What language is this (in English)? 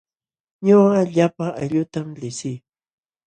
Jauja Wanca Quechua